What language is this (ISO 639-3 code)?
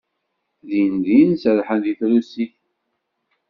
kab